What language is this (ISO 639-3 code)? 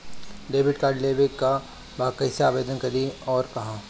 bho